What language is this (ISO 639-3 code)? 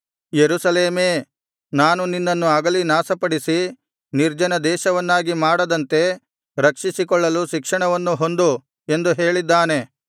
kan